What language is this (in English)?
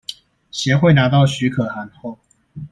Chinese